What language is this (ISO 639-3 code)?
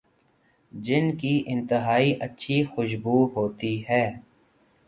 urd